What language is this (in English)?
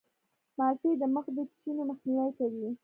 Pashto